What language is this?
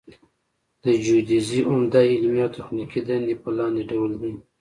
Pashto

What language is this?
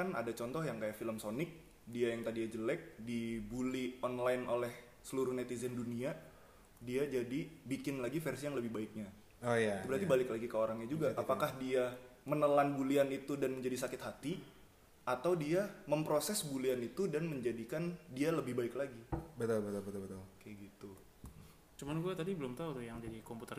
Indonesian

